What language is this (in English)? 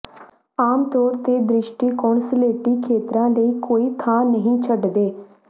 Punjabi